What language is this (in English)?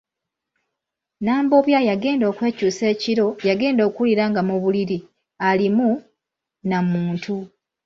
Ganda